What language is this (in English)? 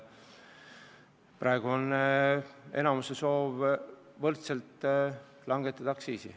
Estonian